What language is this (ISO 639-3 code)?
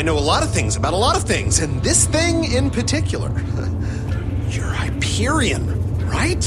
eng